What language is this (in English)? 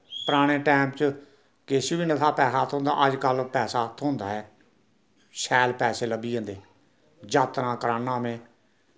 Dogri